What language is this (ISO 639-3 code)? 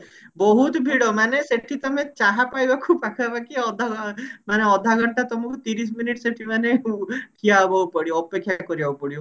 ori